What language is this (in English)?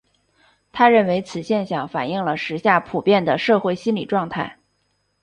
Chinese